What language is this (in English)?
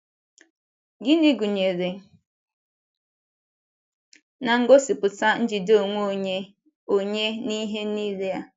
Igbo